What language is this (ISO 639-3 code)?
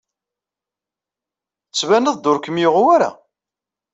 kab